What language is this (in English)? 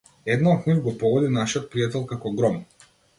Macedonian